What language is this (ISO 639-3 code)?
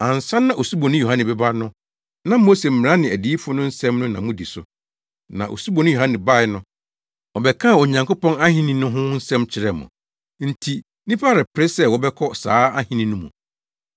aka